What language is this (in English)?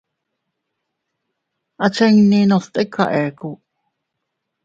Teutila Cuicatec